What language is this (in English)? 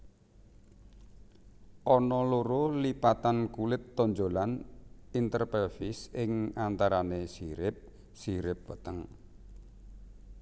Javanese